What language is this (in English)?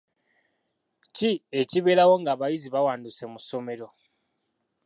Ganda